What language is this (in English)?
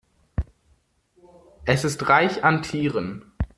German